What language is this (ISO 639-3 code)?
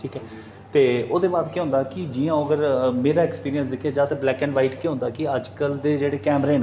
doi